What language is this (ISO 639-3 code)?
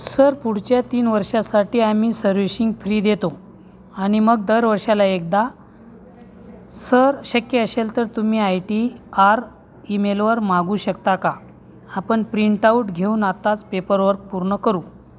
mar